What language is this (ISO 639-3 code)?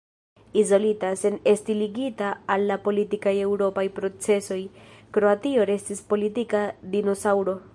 epo